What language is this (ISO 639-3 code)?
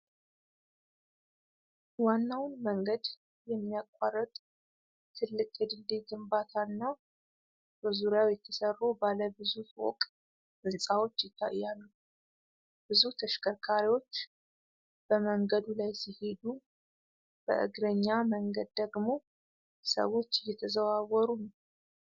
amh